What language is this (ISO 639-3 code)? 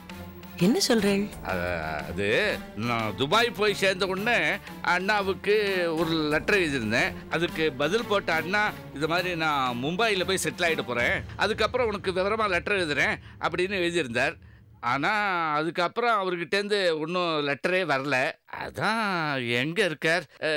tam